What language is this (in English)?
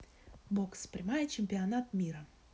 Russian